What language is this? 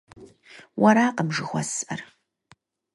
Kabardian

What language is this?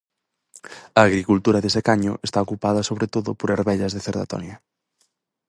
Galician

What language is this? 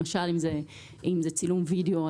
Hebrew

